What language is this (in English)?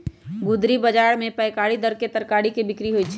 Magahi